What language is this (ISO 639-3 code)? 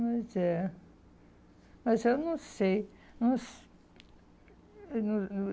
por